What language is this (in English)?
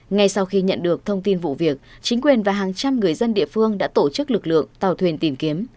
Vietnamese